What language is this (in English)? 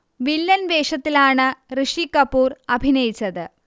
Malayalam